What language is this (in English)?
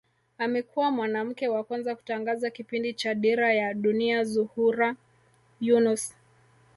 Swahili